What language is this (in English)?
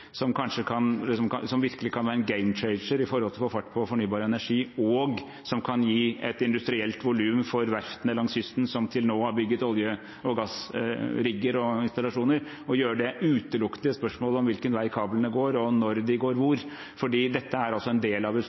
Norwegian Bokmål